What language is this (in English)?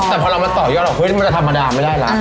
Thai